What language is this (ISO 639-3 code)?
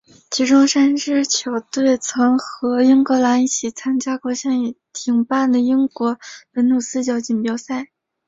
zho